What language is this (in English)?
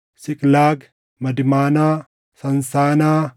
Oromo